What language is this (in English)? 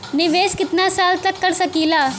Bhojpuri